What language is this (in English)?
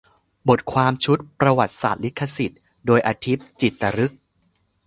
Thai